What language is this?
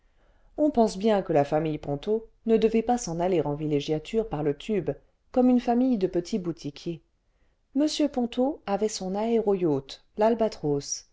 French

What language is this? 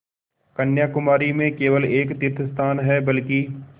Hindi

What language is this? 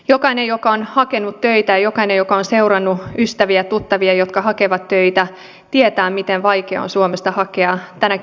Finnish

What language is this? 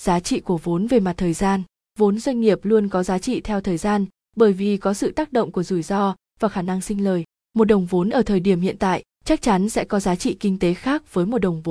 Vietnamese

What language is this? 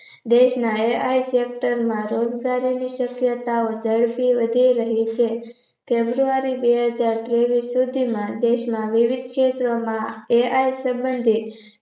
Gujarati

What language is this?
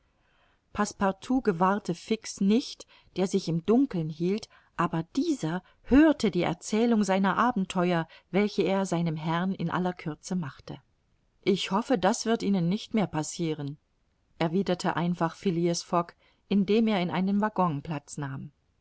German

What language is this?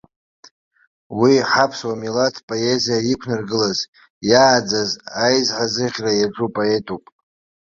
Abkhazian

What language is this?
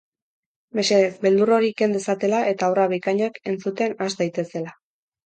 Basque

